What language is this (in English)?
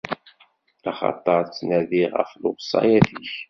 Kabyle